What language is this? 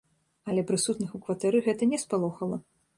Belarusian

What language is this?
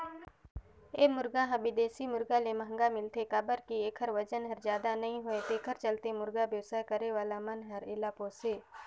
Chhattisgarhi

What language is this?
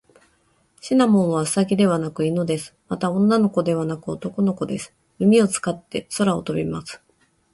Japanese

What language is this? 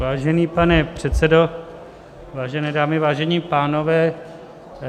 Czech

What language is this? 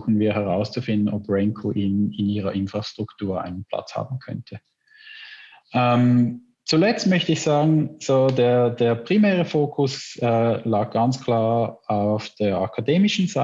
German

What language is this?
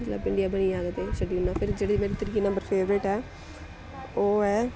Dogri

